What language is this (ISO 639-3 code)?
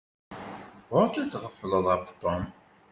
kab